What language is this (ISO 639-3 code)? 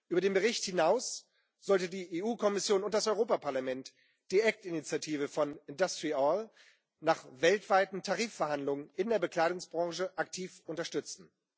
deu